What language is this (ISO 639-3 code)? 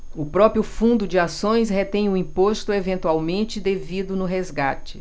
por